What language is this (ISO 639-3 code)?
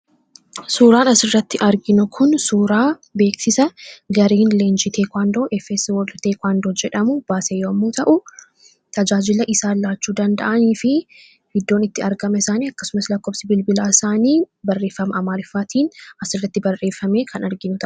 orm